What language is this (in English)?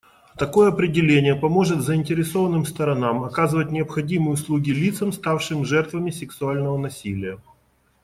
Russian